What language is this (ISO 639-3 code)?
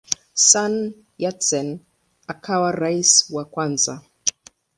swa